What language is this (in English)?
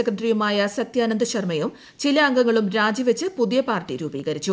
Malayalam